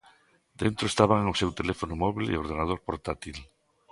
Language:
Galician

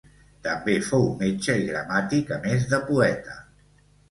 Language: Catalan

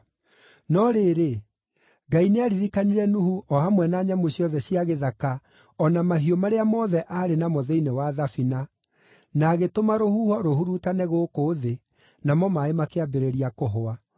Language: Kikuyu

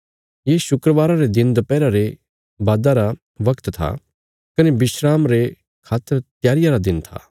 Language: Bilaspuri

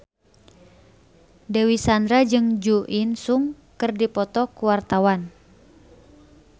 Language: Sundanese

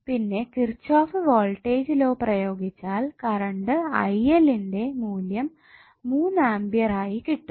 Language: Malayalam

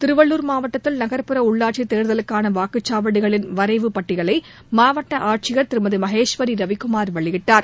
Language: Tamil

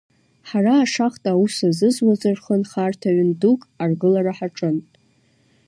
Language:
Abkhazian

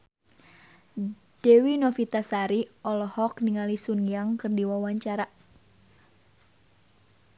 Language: Sundanese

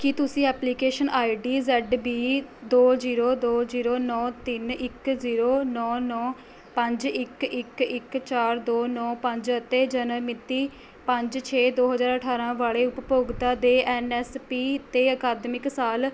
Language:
Punjabi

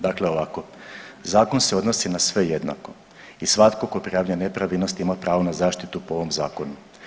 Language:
Croatian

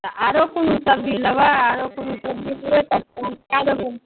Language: Maithili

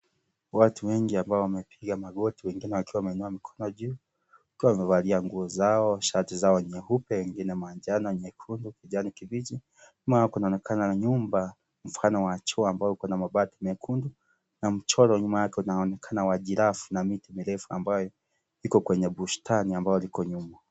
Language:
Swahili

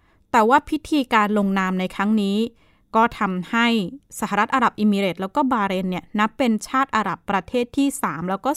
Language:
Thai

